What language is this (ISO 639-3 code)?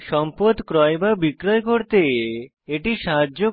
ben